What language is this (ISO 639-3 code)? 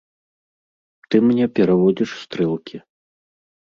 bel